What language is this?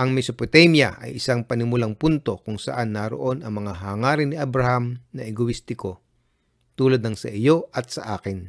Filipino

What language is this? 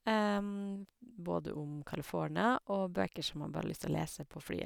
Norwegian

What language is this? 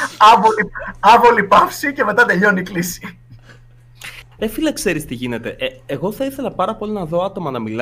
Greek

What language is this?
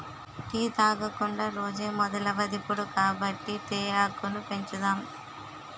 Telugu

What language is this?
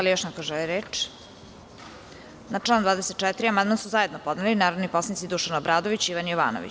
Serbian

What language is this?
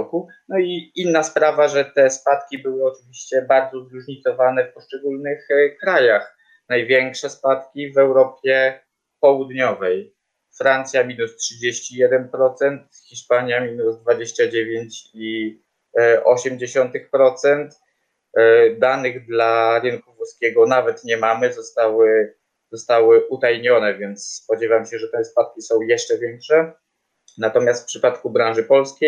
Polish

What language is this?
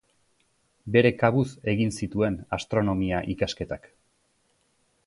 Basque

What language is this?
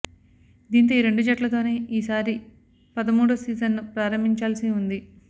Telugu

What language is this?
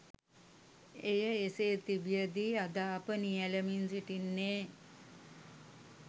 Sinhala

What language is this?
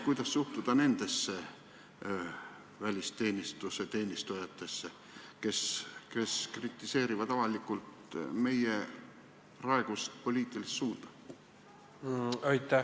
Estonian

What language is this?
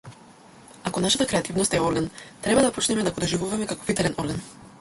Macedonian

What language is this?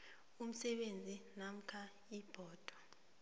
South Ndebele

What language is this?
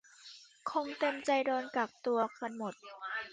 Thai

